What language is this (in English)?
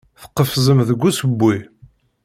Kabyle